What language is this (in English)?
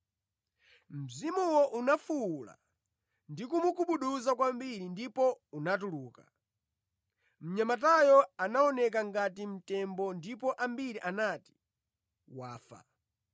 Nyanja